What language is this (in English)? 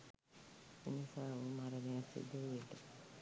Sinhala